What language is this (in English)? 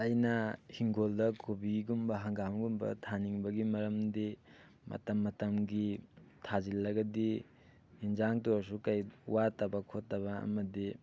Manipuri